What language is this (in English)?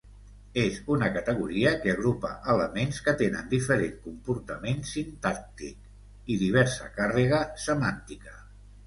Catalan